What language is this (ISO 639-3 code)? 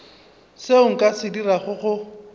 nso